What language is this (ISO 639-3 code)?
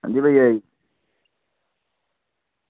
doi